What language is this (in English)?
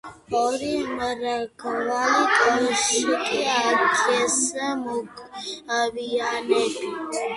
Georgian